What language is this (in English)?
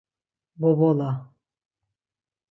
Laz